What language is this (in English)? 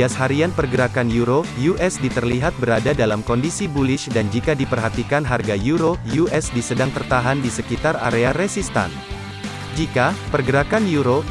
Indonesian